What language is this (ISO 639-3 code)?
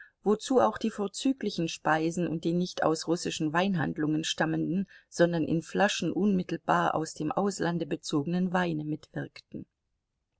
deu